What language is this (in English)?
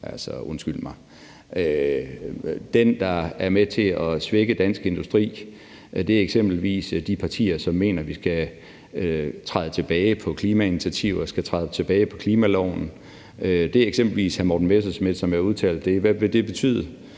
Danish